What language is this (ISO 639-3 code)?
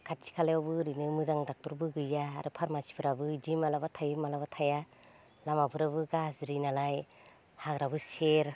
brx